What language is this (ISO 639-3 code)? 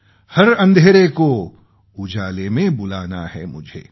mar